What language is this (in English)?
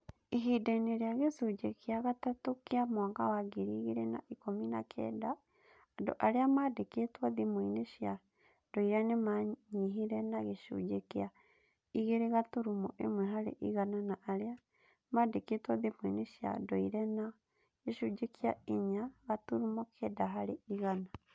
Kikuyu